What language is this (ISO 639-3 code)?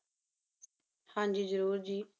pan